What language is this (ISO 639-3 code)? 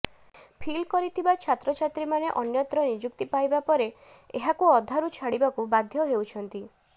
ori